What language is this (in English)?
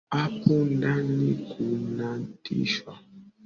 Swahili